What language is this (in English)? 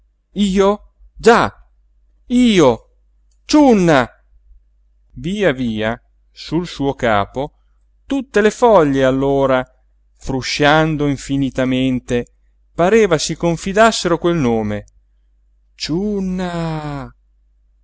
Italian